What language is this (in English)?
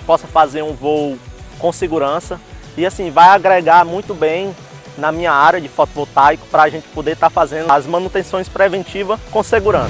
Portuguese